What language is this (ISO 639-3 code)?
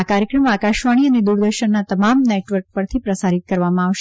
guj